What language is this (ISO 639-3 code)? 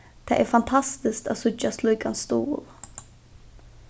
fao